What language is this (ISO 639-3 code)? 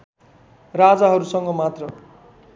nep